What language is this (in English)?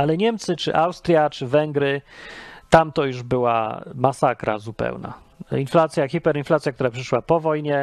Polish